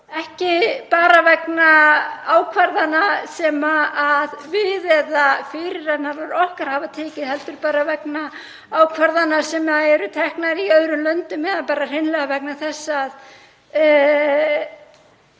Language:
Icelandic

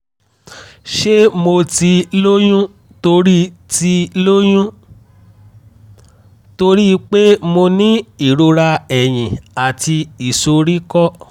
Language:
Yoruba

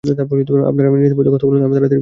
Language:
Bangla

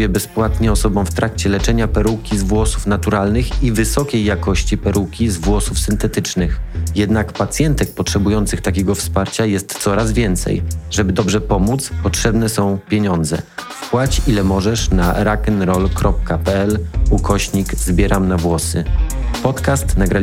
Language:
Polish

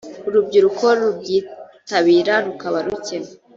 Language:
Kinyarwanda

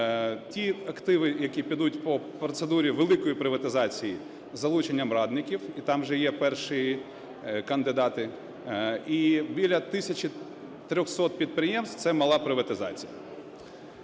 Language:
Ukrainian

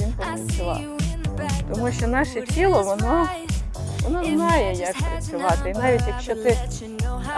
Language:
Ukrainian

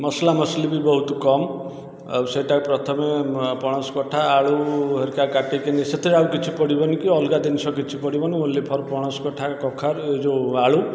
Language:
Odia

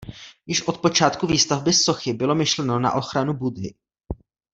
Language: Czech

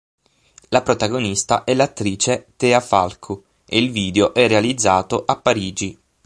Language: Italian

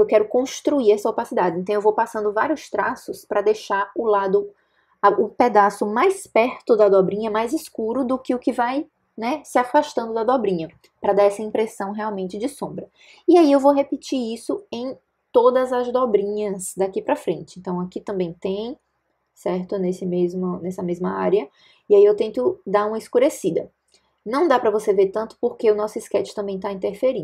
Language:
Portuguese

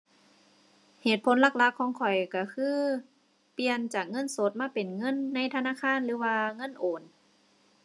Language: Thai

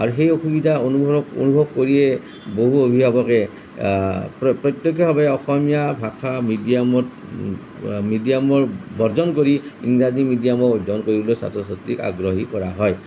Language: Assamese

